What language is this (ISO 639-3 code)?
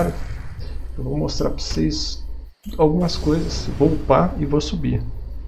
por